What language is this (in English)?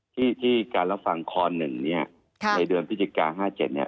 Thai